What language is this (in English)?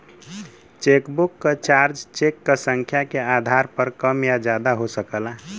Bhojpuri